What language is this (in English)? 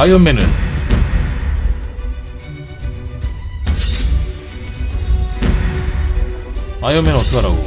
Korean